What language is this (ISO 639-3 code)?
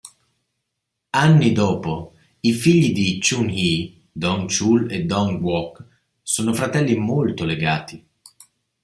ita